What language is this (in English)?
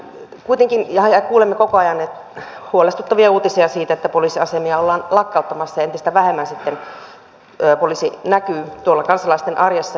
Finnish